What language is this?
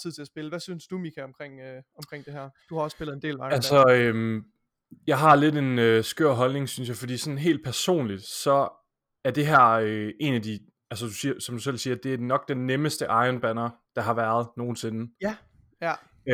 Danish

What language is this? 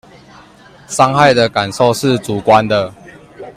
Chinese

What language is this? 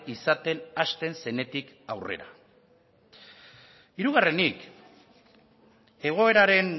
Basque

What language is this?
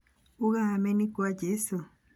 Kikuyu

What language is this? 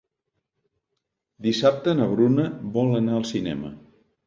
Catalan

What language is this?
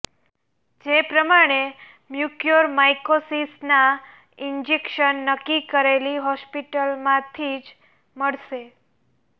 Gujarati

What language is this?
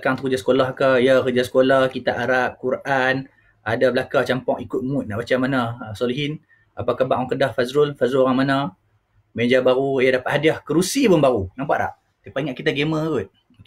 Malay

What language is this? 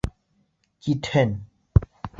Bashkir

